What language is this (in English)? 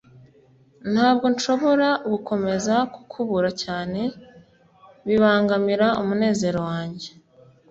Kinyarwanda